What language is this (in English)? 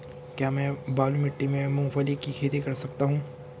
Hindi